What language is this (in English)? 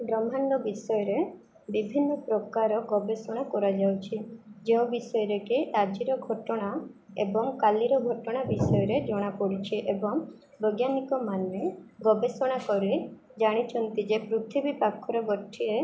Odia